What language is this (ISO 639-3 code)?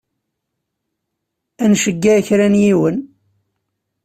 kab